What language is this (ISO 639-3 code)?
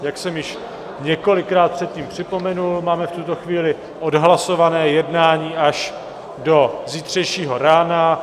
ces